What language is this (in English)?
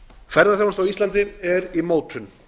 Icelandic